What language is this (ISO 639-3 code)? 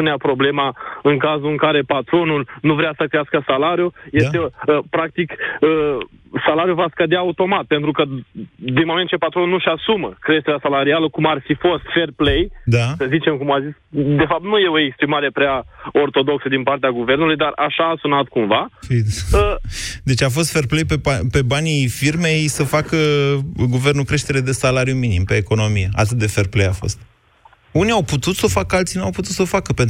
ron